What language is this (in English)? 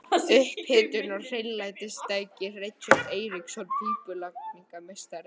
Icelandic